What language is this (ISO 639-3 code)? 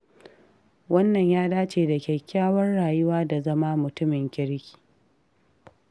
hau